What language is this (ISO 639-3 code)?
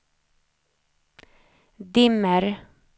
swe